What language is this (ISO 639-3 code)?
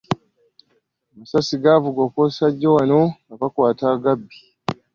lug